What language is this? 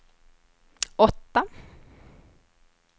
Swedish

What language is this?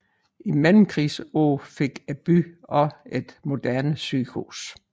Danish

